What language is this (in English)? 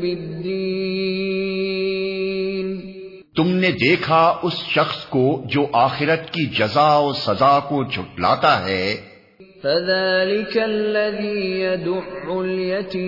Urdu